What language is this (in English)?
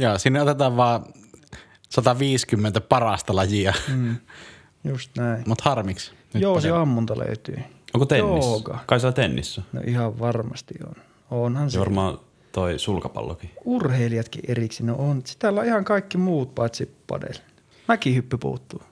Finnish